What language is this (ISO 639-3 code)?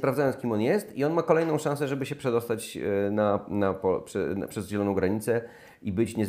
pol